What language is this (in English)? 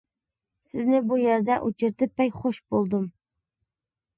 Uyghur